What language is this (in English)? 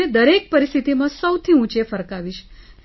Gujarati